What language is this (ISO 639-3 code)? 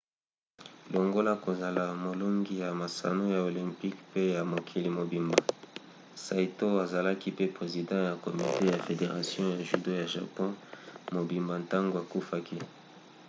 lin